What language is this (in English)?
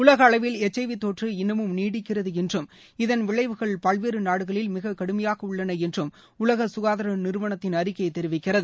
Tamil